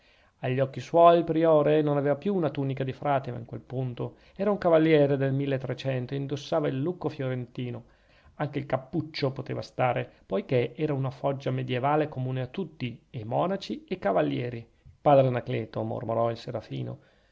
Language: Italian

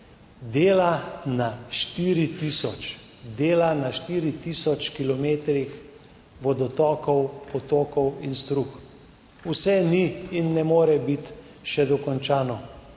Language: Slovenian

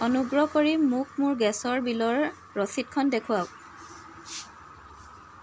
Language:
Assamese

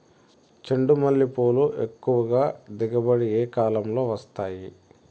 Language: Telugu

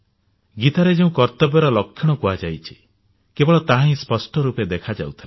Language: Odia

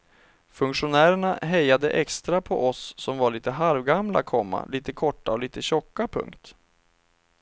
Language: Swedish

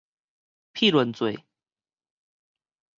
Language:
Min Nan Chinese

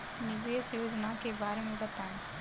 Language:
Hindi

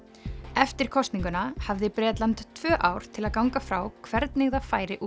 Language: Icelandic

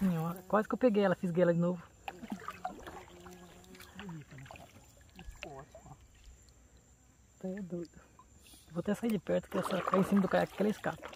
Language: Portuguese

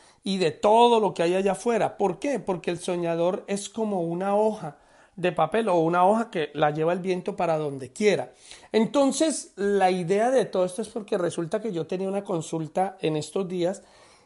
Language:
Spanish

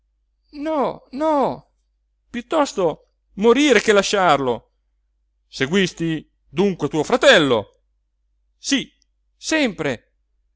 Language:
Italian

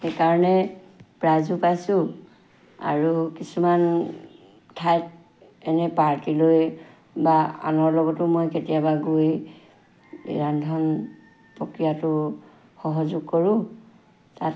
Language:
Assamese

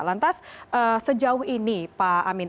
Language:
Indonesian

